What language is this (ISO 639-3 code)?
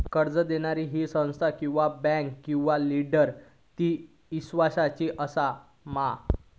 mar